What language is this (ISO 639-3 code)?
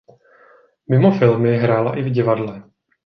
ces